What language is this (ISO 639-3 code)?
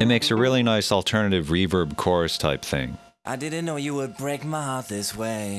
eng